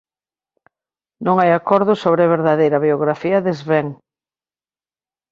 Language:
Galician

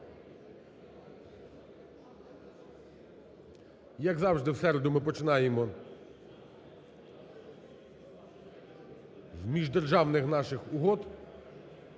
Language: Ukrainian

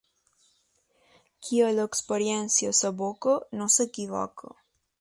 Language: Catalan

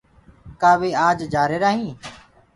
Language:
Gurgula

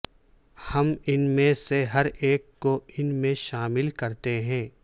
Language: Urdu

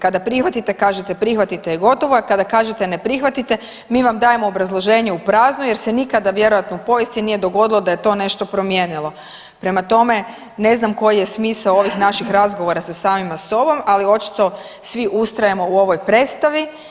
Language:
Croatian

